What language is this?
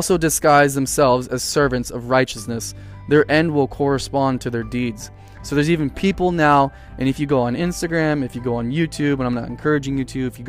English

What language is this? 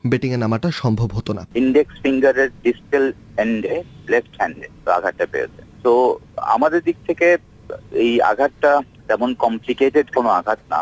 Bangla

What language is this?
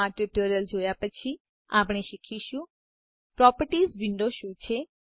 Gujarati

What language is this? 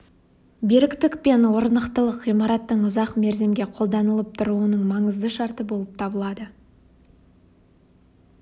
Kazakh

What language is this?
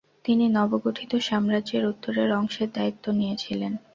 Bangla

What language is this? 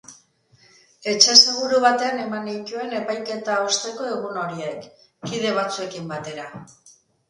Basque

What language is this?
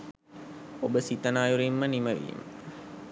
Sinhala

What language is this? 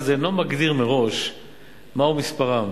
Hebrew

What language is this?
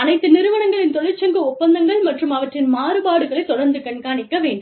Tamil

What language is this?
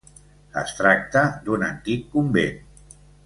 Catalan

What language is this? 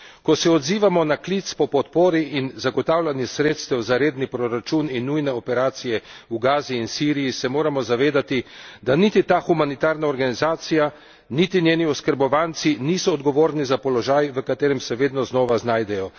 Slovenian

